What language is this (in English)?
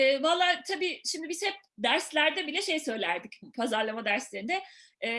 Turkish